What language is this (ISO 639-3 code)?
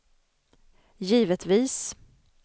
swe